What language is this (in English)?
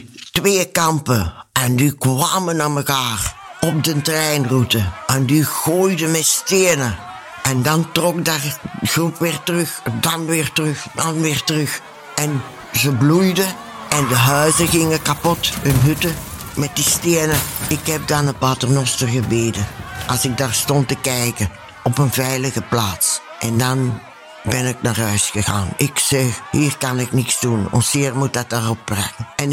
Dutch